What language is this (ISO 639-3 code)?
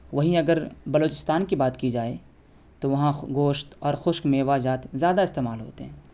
urd